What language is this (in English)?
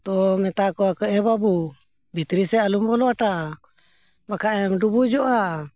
Santali